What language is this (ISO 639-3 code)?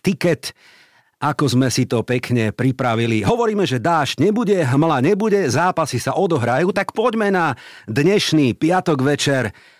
slk